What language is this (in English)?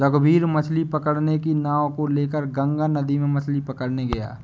Hindi